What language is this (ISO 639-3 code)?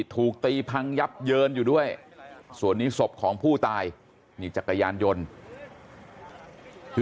tha